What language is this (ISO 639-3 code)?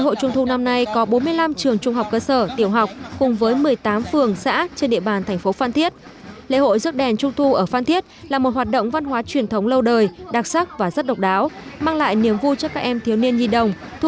vie